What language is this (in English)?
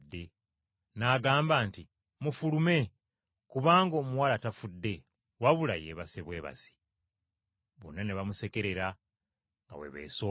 Ganda